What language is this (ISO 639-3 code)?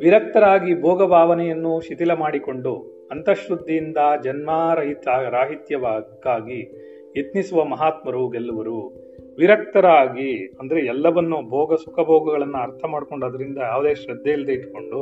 kan